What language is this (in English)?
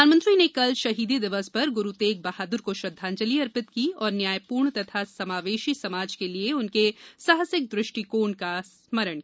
Hindi